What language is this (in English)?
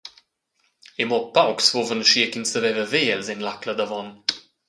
Romansh